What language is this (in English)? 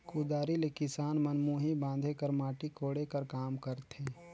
Chhattisgarhi